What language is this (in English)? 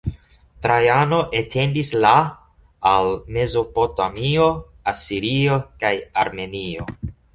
Esperanto